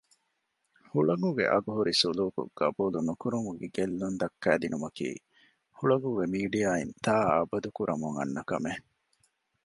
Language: Divehi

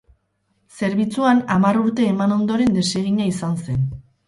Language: Basque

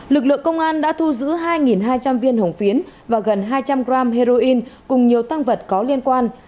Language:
Vietnamese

